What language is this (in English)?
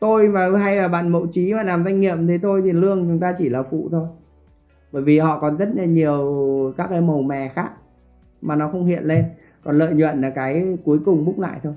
Vietnamese